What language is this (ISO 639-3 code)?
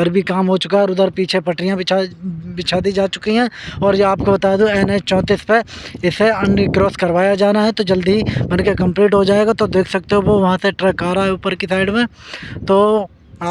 hin